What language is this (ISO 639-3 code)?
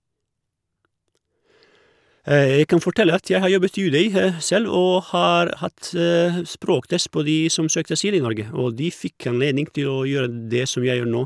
nor